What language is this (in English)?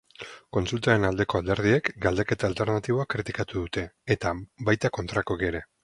Basque